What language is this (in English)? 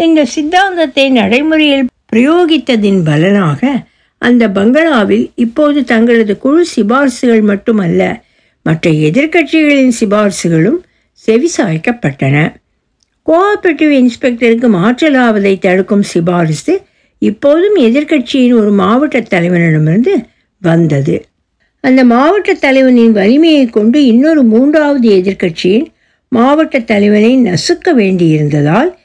Tamil